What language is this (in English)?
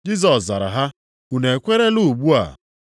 Igbo